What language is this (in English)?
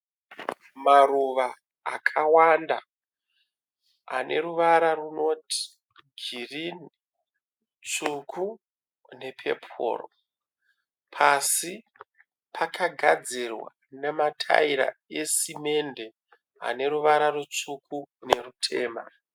Shona